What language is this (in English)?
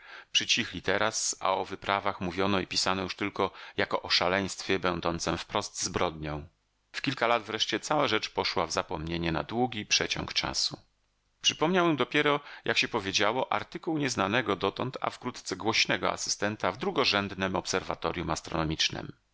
Polish